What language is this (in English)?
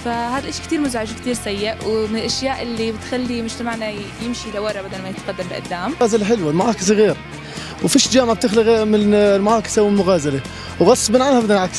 Arabic